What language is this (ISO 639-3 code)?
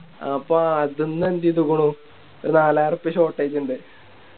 mal